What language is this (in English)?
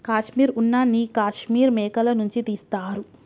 Telugu